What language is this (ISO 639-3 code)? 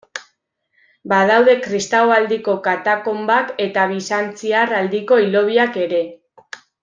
eus